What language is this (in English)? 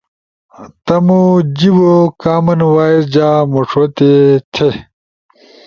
Ushojo